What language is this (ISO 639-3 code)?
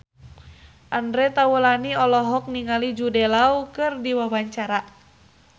sun